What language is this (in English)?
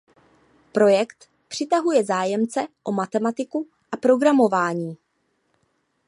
Czech